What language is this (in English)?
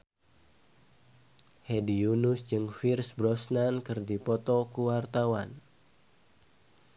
Sundanese